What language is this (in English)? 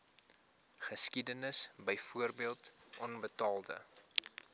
Afrikaans